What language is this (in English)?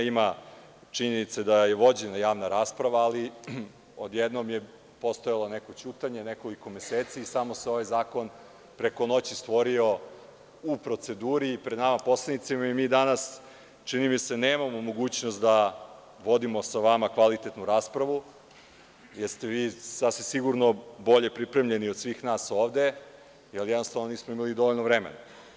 Serbian